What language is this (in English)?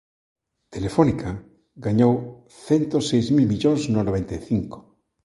Galician